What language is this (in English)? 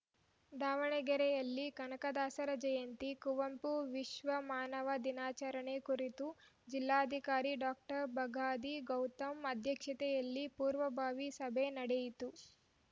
Kannada